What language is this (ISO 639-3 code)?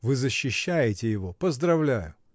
rus